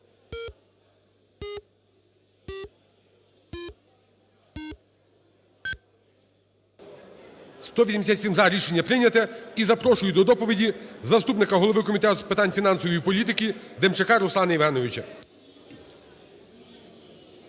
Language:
Ukrainian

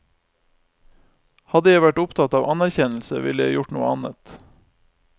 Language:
Norwegian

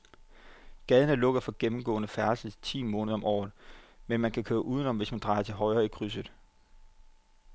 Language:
Danish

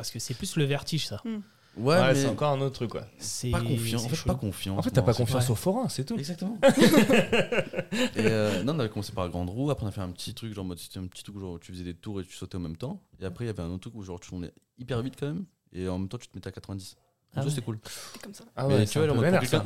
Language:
French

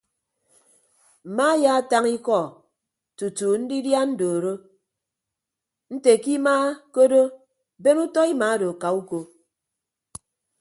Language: Ibibio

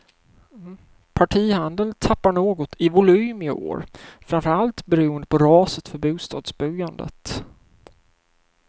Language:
Swedish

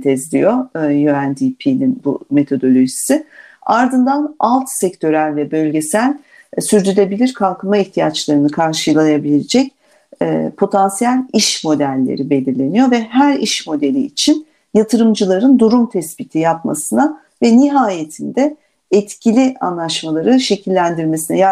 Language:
Turkish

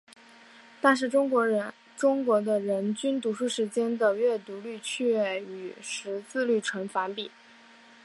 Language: Chinese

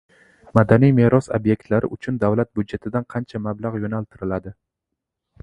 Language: Uzbek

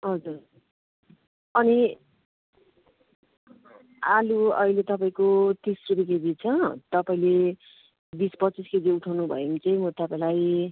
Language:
Nepali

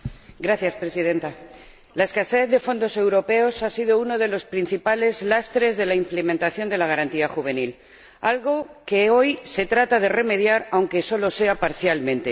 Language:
Spanish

